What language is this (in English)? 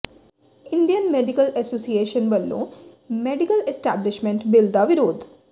Punjabi